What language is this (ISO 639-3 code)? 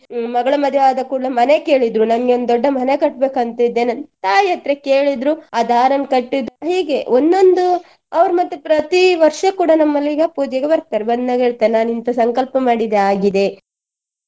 kan